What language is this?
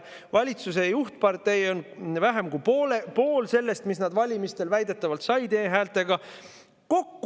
Estonian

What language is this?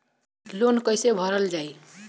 Bhojpuri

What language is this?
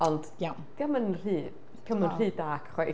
Welsh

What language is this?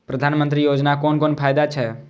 Maithili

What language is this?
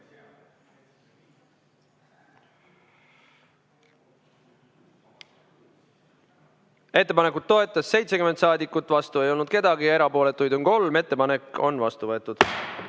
Estonian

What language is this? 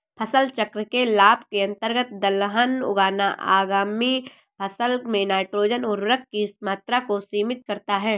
Hindi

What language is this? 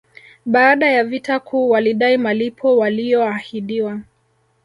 Swahili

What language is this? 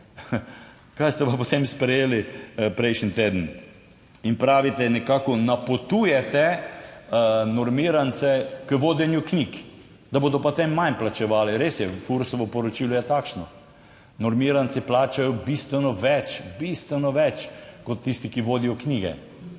Slovenian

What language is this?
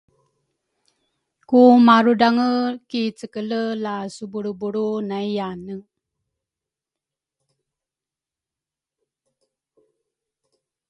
Rukai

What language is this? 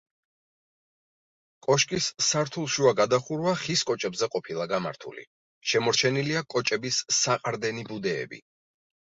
Georgian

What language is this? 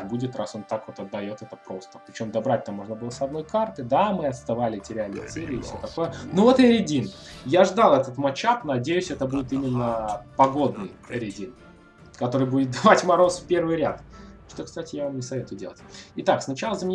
Russian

